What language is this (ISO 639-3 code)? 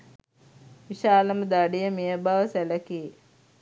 sin